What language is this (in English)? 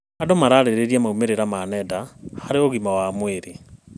Kikuyu